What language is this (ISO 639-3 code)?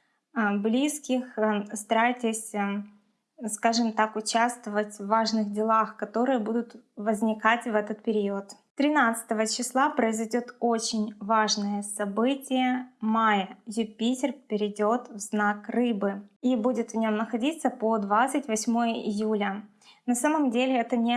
rus